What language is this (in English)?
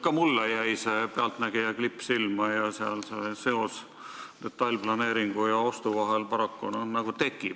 Estonian